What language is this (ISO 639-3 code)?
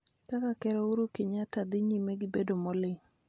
luo